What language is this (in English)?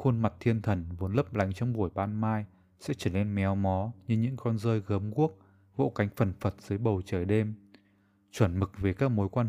Vietnamese